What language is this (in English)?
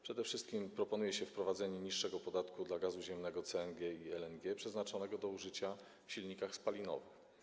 Polish